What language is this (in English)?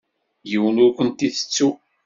Kabyle